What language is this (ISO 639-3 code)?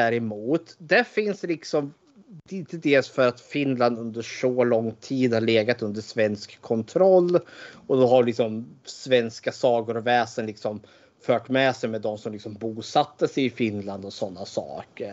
swe